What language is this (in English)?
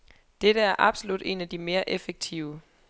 Danish